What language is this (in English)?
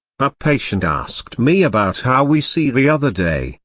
English